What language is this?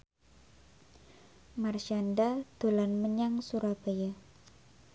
Javanese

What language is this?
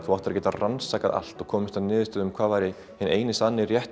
Icelandic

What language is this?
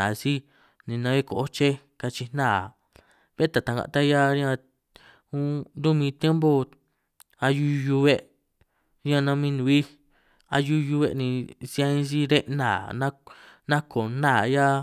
San Martín Itunyoso Triqui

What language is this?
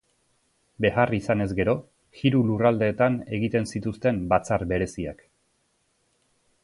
Basque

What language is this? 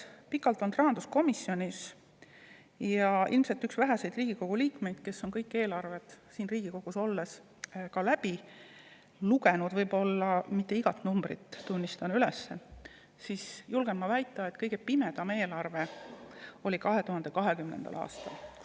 Estonian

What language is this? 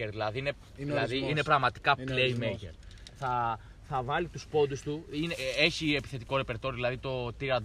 Greek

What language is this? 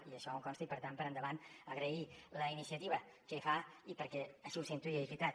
Catalan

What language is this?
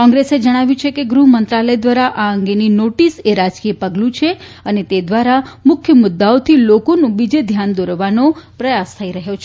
Gujarati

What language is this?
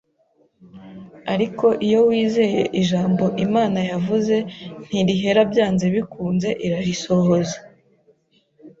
Kinyarwanda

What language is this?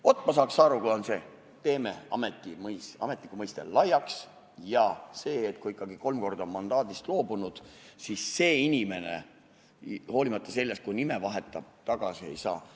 Estonian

